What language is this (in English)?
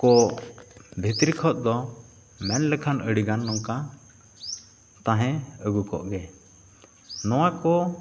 Santali